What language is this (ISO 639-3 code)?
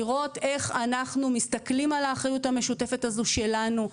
heb